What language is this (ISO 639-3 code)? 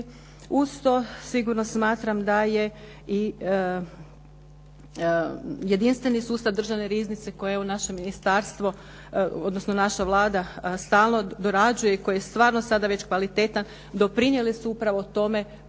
hrv